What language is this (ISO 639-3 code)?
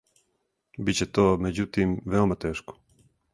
srp